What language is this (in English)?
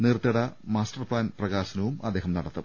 Malayalam